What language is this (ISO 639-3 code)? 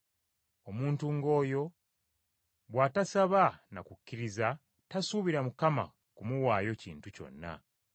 lug